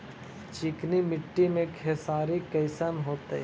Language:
Magahi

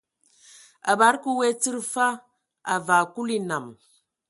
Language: Ewondo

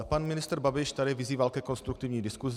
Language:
Czech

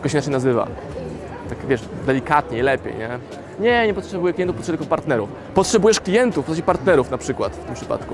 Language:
Polish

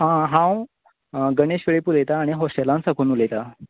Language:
Konkani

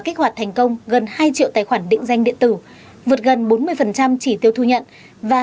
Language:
Vietnamese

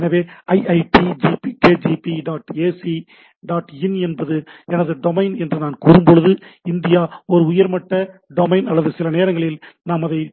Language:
Tamil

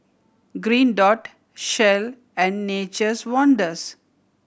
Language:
English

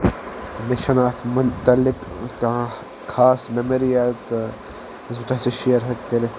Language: Kashmiri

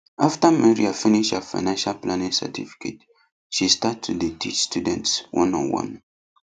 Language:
Nigerian Pidgin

